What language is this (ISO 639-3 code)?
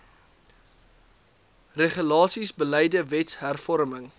afr